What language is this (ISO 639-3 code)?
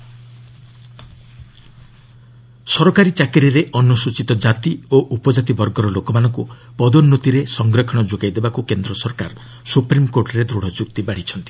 ori